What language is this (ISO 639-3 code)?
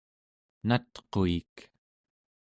esu